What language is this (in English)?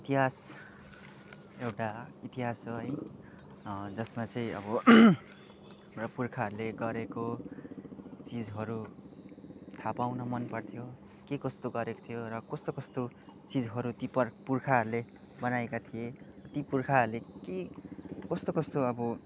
Nepali